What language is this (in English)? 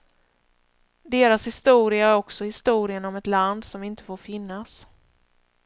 Swedish